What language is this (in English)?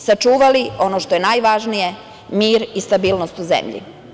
Serbian